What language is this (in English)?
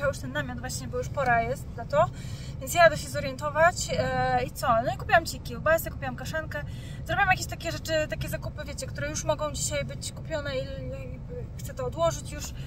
Polish